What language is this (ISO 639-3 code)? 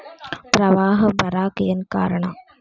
kan